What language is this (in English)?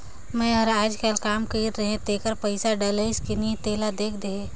Chhattisgarhi